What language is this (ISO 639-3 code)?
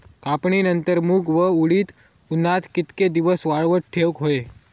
mar